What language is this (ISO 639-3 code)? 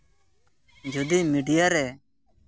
sat